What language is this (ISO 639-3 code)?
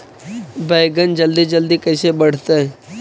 mag